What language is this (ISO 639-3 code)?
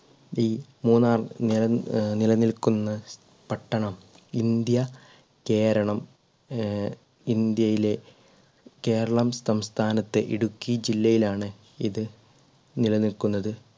mal